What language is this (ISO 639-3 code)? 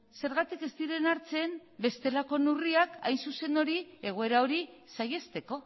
eus